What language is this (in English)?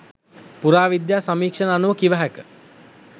Sinhala